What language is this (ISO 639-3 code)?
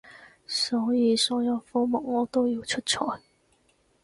yue